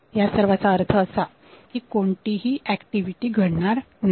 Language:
Marathi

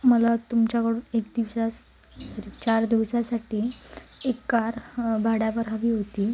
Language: Marathi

